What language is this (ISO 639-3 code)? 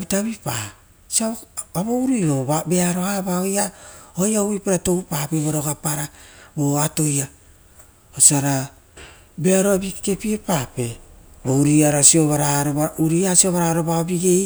roo